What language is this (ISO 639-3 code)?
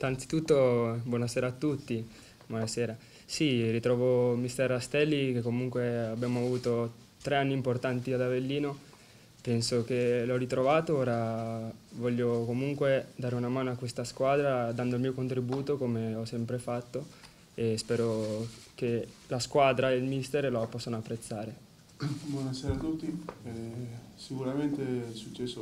ita